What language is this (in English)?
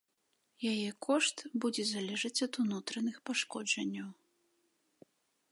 Belarusian